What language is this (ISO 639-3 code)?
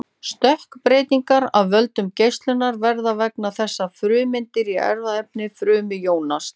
isl